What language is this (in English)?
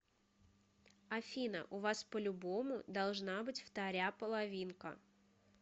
Russian